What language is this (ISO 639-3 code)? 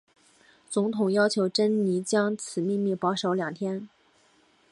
zho